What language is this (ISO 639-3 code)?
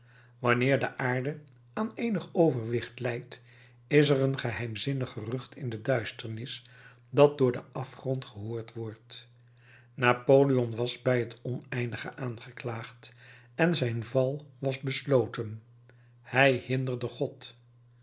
nld